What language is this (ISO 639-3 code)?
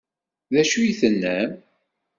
kab